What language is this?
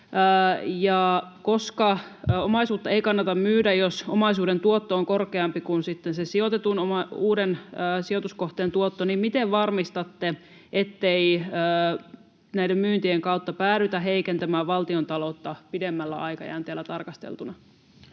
Finnish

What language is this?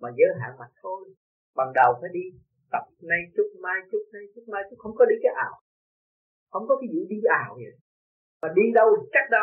Vietnamese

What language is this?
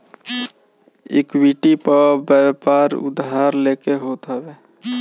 Bhojpuri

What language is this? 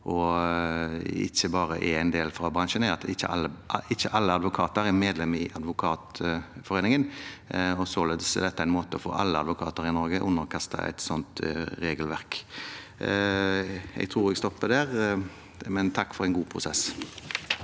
Norwegian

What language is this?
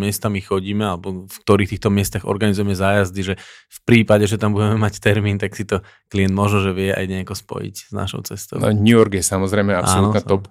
Slovak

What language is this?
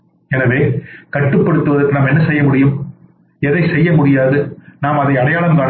Tamil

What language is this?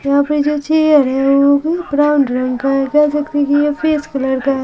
Hindi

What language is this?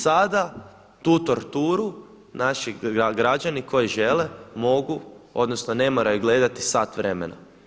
Croatian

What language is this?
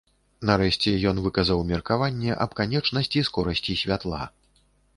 Belarusian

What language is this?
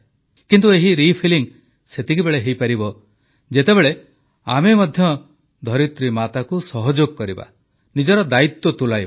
Odia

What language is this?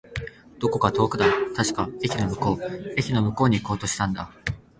Japanese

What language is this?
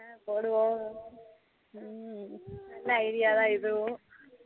Tamil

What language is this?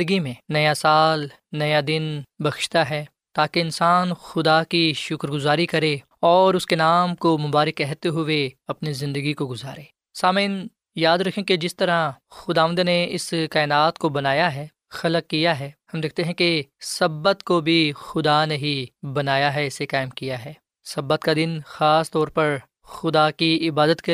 Urdu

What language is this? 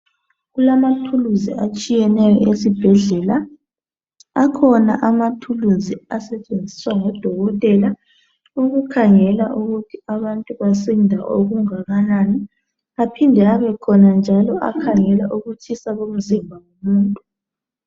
North Ndebele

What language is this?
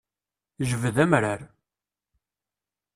Kabyle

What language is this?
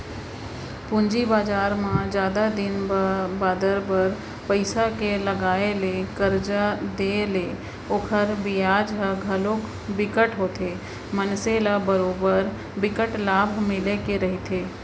Chhattisgarhi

